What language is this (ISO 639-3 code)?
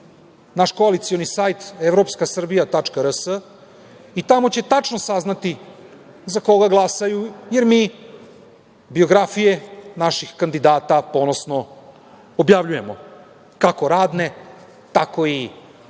srp